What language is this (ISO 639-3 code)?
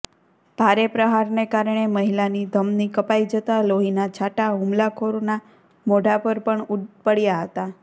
guj